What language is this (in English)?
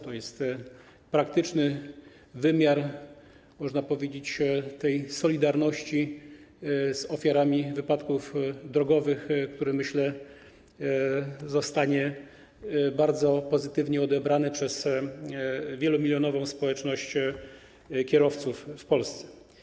Polish